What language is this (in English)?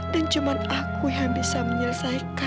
Indonesian